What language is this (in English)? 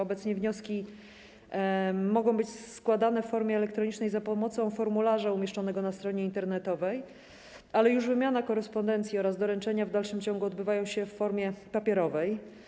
Polish